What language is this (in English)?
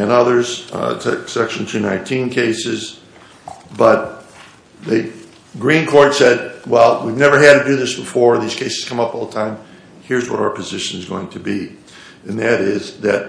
English